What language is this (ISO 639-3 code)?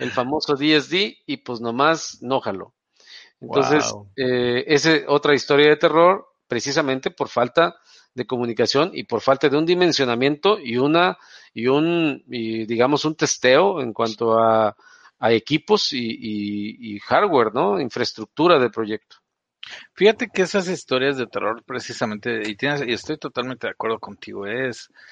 spa